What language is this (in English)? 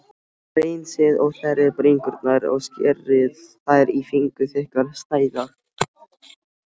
Icelandic